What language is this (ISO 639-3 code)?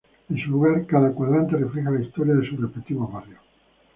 spa